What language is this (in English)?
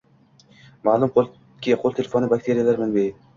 Uzbek